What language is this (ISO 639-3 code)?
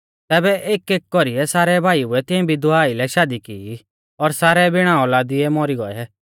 bfz